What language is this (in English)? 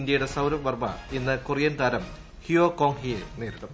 Malayalam